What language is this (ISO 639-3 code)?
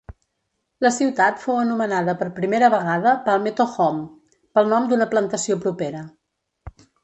cat